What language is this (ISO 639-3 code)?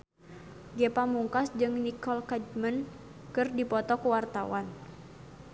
sun